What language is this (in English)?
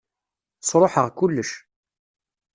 Kabyle